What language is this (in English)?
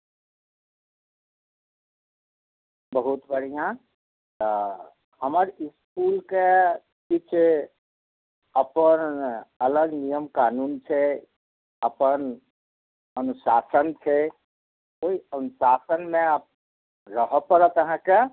Maithili